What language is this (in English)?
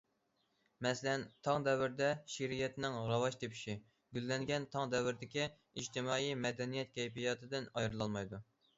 Uyghur